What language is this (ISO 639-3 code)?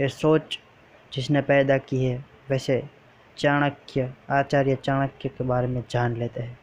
hin